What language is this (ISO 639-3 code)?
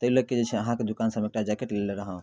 mai